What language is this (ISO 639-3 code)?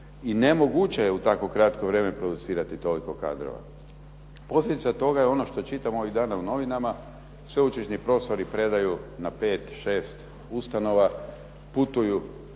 hrv